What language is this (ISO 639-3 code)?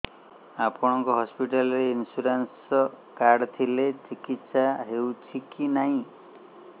ori